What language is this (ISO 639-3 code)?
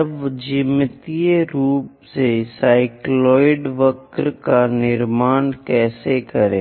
hin